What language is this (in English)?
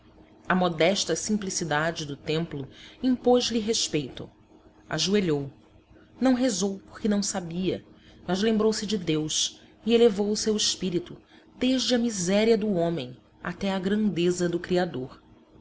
Portuguese